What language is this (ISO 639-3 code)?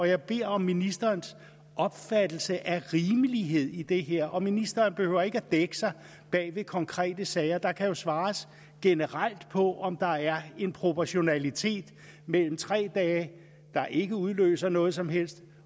dan